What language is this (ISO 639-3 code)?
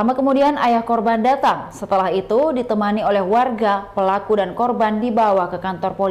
ind